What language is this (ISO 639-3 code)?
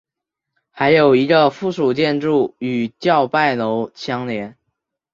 zho